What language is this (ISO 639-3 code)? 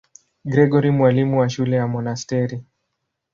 swa